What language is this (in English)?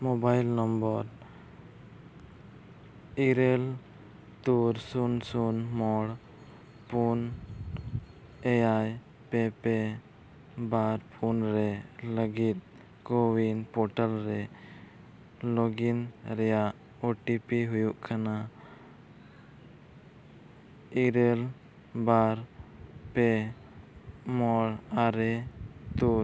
Santali